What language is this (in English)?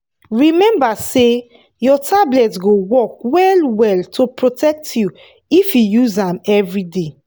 Nigerian Pidgin